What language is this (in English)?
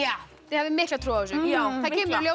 Icelandic